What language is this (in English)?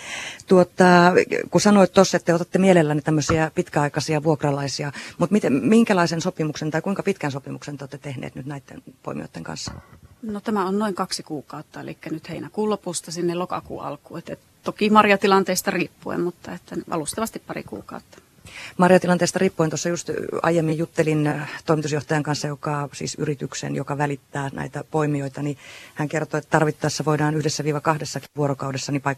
Finnish